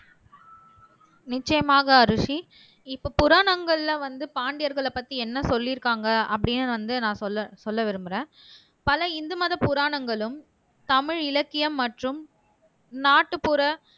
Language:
Tamil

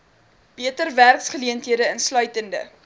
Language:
Afrikaans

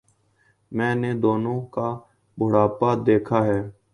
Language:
Urdu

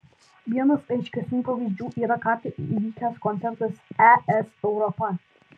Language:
Lithuanian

